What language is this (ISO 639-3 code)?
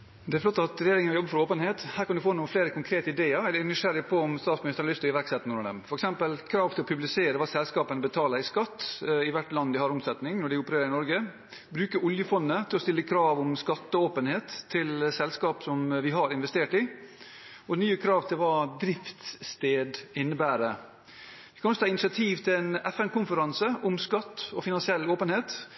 nob